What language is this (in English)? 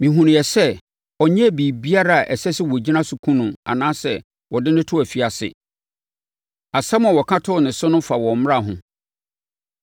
Akan